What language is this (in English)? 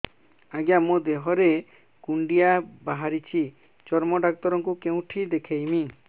Odia